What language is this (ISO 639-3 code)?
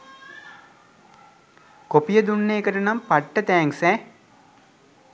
sin